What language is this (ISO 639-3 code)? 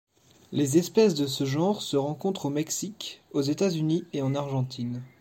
fra